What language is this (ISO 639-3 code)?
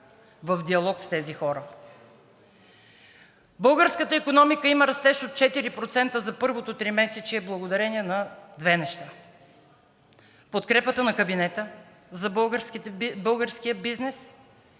bul